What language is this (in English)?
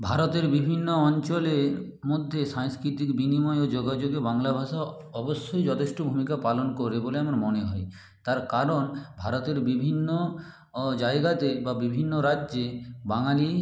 Bangla